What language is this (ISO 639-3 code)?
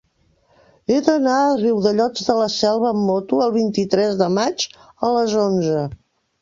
cat